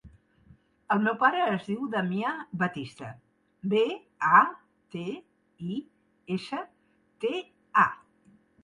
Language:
Catalan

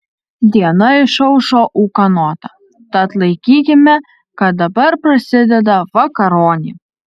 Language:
Lithuanian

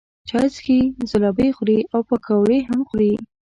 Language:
Pashto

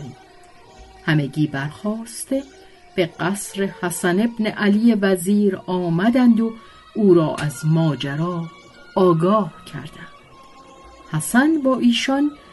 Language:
Persian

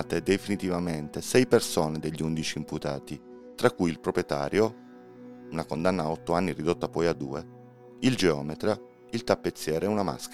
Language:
Italian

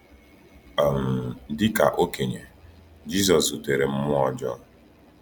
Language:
Igbo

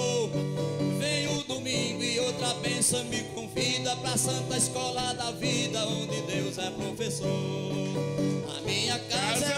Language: Portuguese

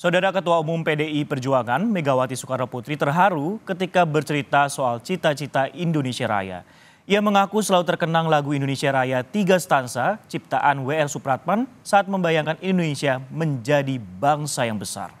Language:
Indonesian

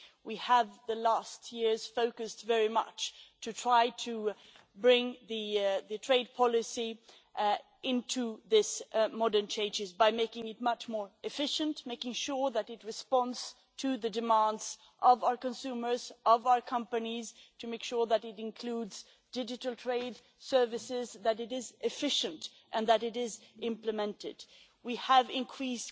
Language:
English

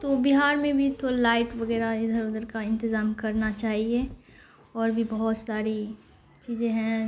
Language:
Urdu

